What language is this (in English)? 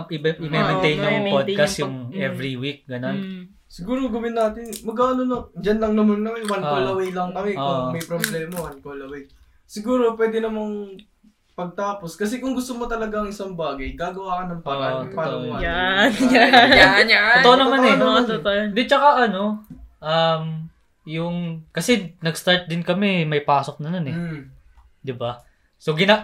Filipino